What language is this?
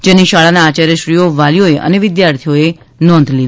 Gujarati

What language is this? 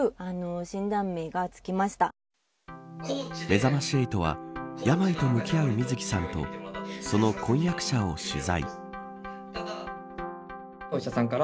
Japanese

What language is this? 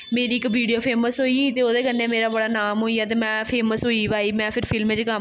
Dogri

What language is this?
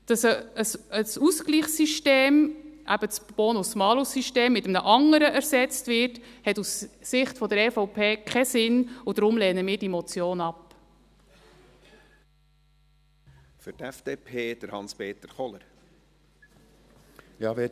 Swiss German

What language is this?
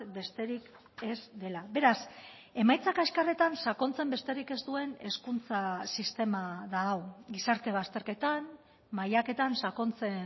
Basque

